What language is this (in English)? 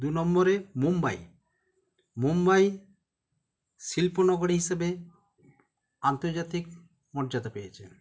Bangla